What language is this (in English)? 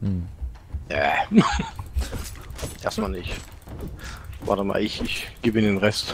German